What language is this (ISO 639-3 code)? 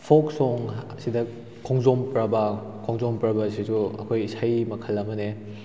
mni